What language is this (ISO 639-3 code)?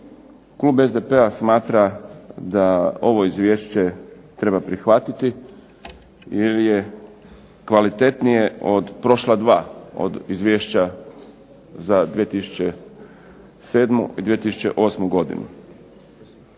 hrv